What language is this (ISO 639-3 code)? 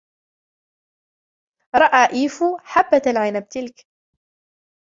ara